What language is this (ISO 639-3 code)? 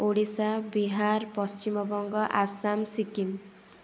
ori